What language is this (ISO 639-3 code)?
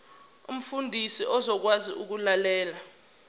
zul